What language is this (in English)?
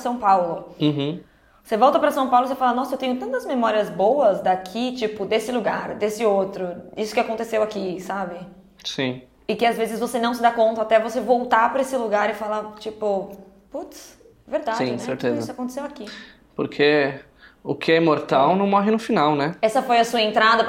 Portuguese